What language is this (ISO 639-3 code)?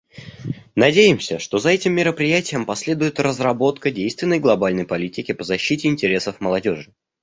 rus